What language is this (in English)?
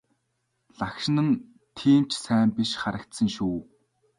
Mongolian